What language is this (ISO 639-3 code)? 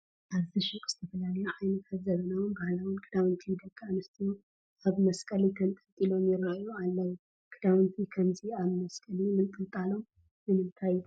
tir